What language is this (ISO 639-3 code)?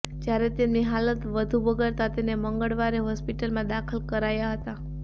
guj